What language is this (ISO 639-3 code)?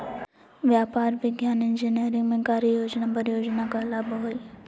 mag